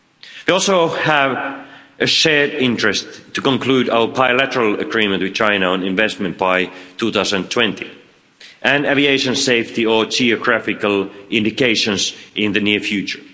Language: English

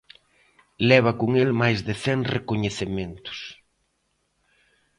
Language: Galician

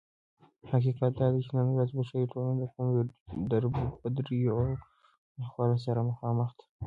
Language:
Pashto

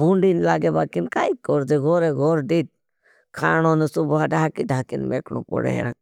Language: Bhili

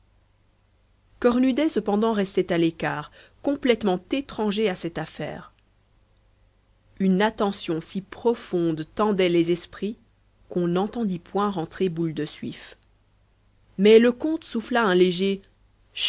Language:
French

